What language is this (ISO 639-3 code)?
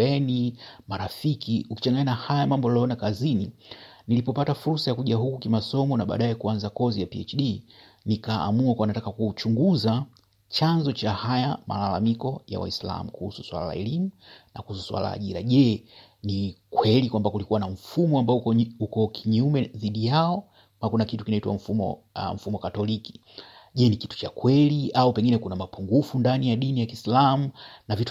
swa